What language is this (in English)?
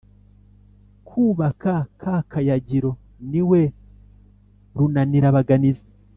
Kinyarwanda